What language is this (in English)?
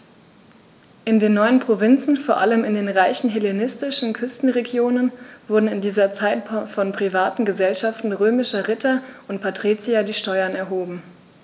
German